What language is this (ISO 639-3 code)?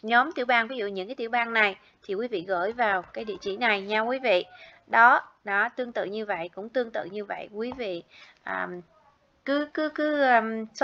vie